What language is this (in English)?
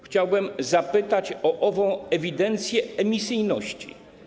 Polish